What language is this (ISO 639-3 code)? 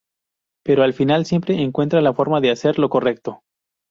spa